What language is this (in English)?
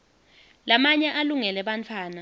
Swati